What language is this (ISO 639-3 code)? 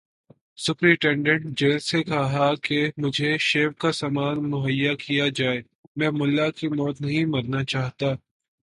urd